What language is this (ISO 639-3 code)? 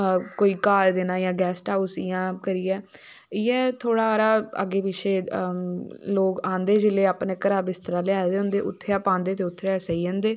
doi